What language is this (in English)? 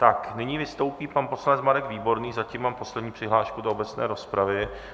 Czech